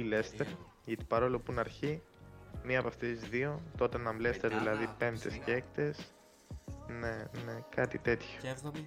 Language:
Greek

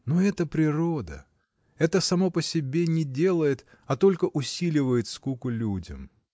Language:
Russian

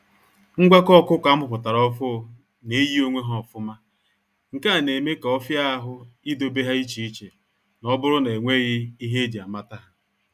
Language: Igbo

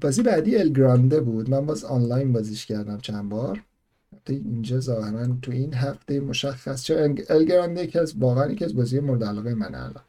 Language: Persian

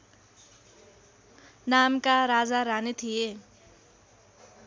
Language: Nepali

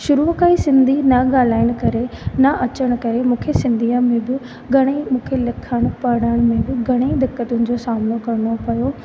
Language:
Sindhi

